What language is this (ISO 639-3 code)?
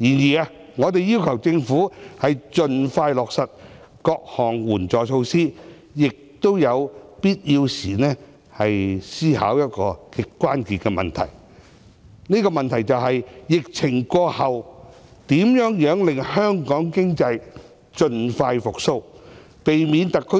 yue